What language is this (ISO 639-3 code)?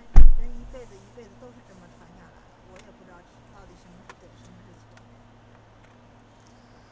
zho